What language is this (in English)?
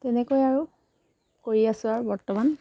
Assamese